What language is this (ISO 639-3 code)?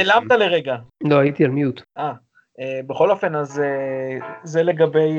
heb